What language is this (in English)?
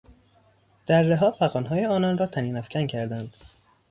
Persian